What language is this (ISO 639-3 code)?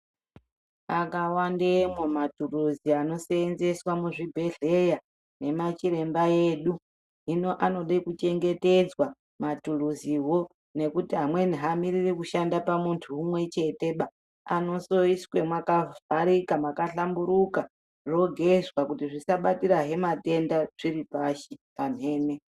ndc